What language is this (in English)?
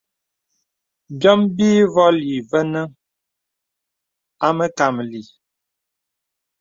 Bebele